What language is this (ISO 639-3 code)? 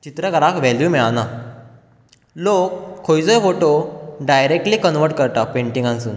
kok